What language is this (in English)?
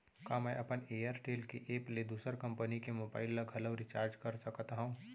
Chhattisgarhi